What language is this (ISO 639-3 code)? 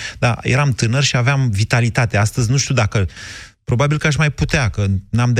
ron